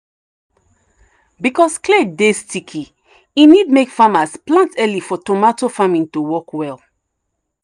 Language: Nigerian Pidgin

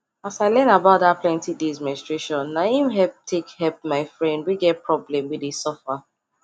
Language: Nigerian Pidgin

